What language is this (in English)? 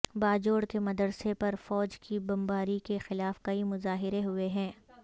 Urdu